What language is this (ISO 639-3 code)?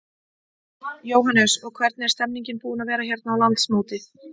isl